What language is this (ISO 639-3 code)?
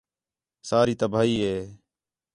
xhe